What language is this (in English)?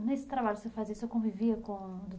Portuguese